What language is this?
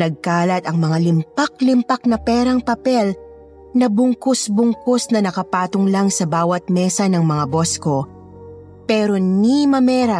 Filipino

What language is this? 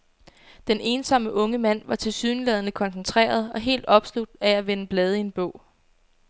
Danish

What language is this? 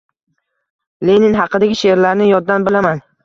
Uzbek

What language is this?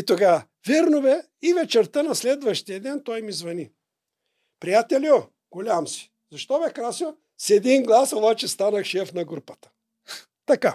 Bulgarian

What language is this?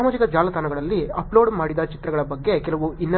Kannada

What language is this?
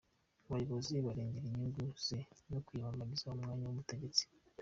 Kinyarwanda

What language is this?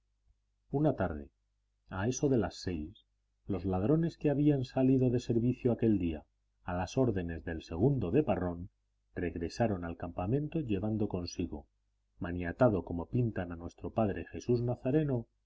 Spanish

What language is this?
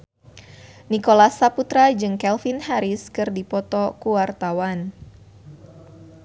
Sundanese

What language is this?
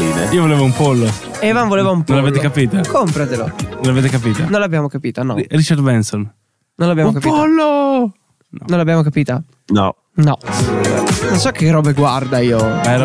Italian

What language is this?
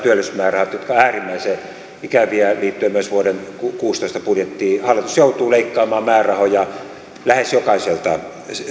Finnish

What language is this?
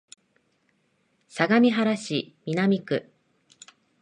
Japanese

